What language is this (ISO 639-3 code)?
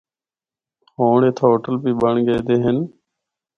hno